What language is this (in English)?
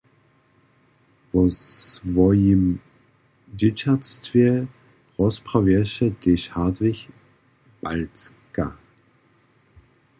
Upper Sorbian